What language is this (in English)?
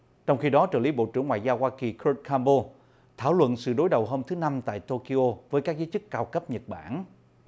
Vietnamese